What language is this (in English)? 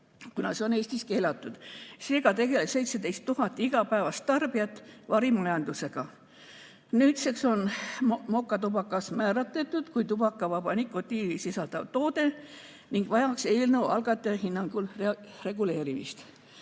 Estonian